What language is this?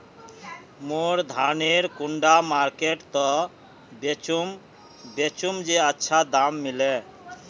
Magahi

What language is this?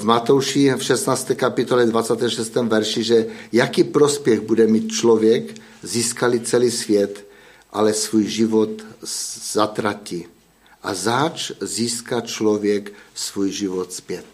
Czech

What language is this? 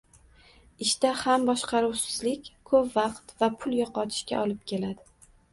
Uzbek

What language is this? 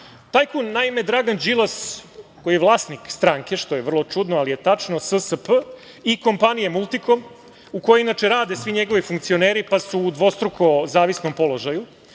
Serbian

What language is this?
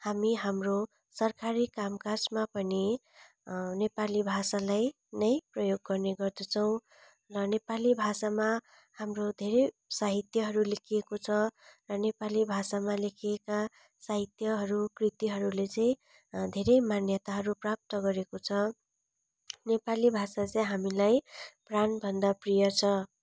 Nepali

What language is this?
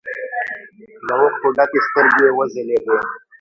Pashto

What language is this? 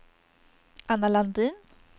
Swedish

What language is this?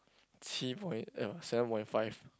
English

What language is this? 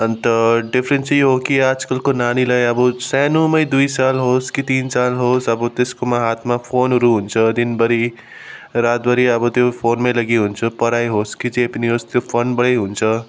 Nepali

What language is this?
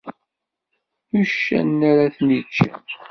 Kabyle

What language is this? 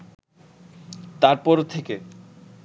Bangla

